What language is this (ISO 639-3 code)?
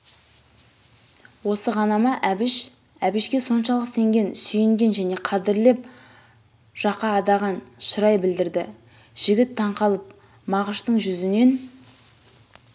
kaz